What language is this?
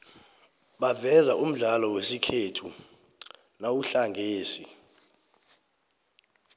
South Ndebele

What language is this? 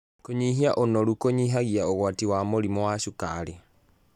Kikuyu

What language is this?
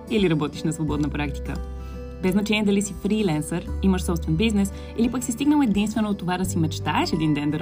Bulgarian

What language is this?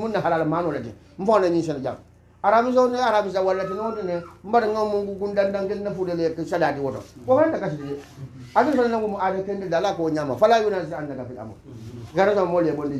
Arabic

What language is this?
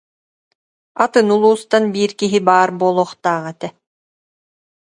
Yakut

